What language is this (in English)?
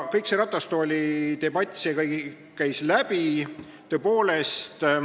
Estonian